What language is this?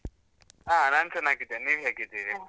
Kannada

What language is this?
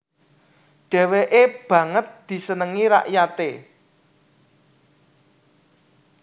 Javanese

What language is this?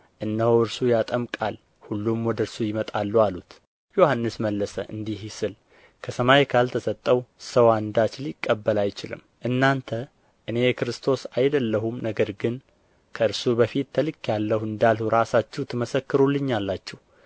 Amharic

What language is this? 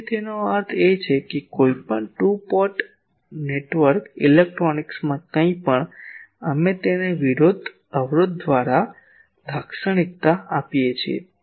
Gujarati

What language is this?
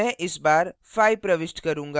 Hindi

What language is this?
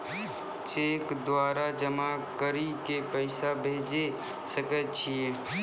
Maithili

